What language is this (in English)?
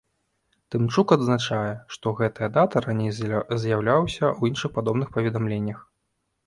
Belarusian